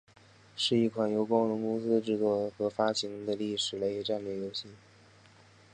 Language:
Chinese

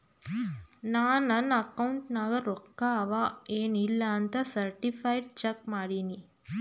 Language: Kannada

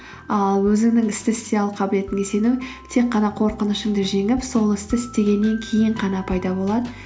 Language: Kazakh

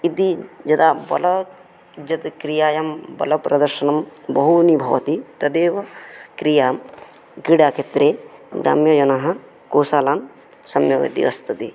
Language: Sanskrit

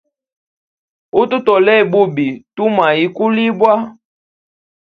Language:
Hemba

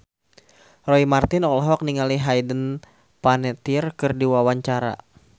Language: Sundanese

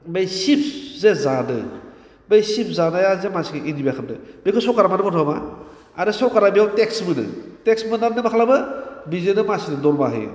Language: Bodo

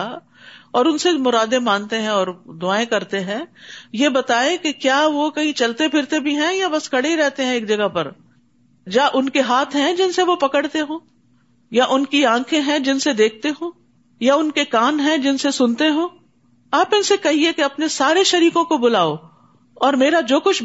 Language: Urdu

